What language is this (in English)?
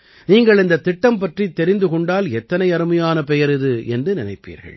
Tamil